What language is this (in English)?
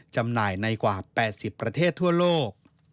Thai